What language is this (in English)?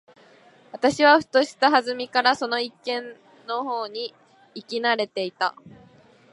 Japanese